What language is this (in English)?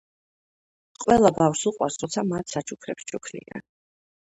Georgian